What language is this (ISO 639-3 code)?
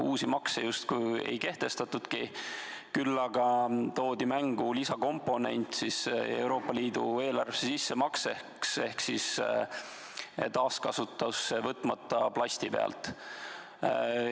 est